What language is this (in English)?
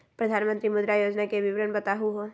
Magahi